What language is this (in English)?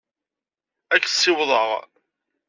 Kabyle